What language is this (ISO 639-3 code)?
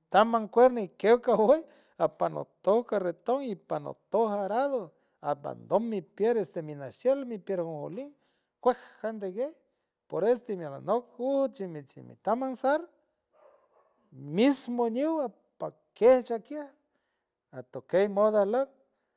hue